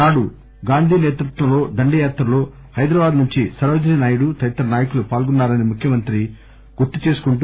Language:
Telugu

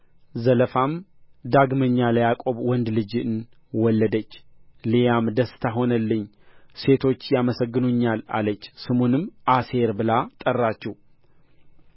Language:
Amharic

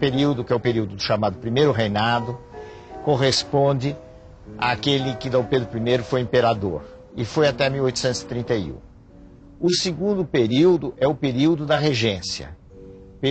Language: Portuguese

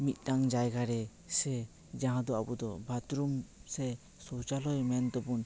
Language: Santali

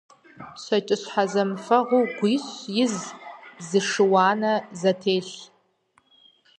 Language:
Kabardian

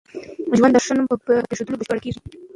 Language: Pashto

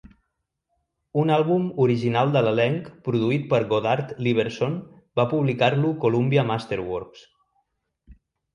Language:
Catalan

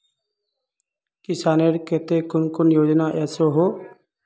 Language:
Magahi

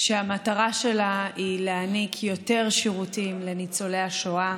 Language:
Hebrew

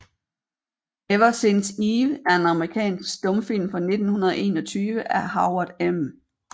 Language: Danish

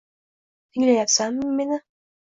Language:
Uzbek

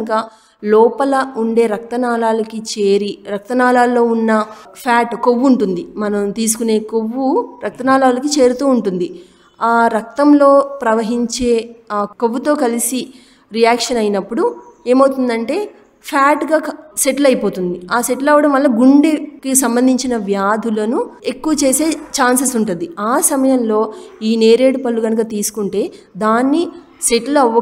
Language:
Telugu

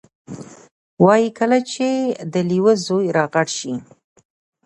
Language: Pashto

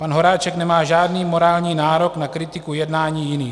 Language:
Czech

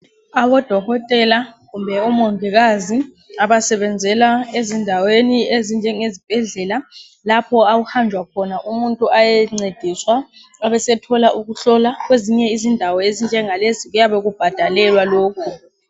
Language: North Ndebele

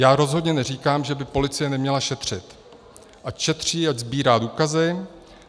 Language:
Czech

